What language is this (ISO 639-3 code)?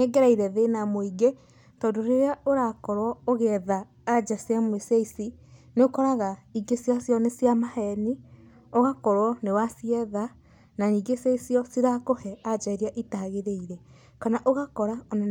kik